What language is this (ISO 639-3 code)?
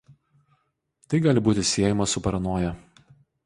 lit